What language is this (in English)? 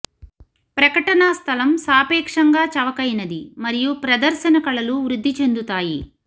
Telugu